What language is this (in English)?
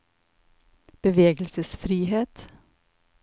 Norwegian